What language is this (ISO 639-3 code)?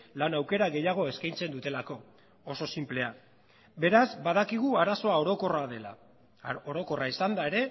eus